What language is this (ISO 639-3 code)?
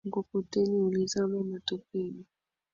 swa